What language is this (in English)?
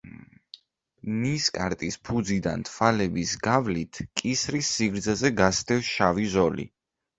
Georgian